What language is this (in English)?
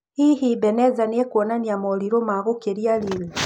Kikuyu